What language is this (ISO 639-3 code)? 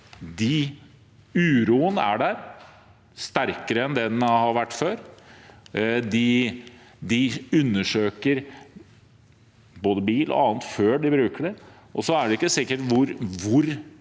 nor